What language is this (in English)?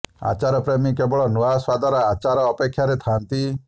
Odia